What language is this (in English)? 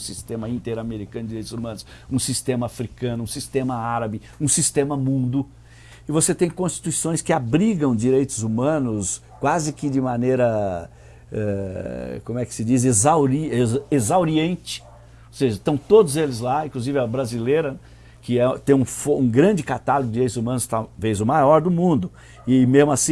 Portuguese